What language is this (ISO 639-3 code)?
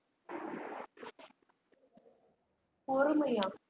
tam